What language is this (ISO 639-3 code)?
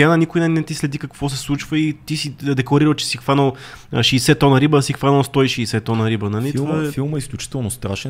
bul